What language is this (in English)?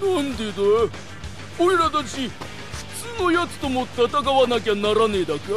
Japanese